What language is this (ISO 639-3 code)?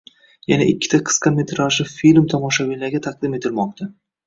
uzb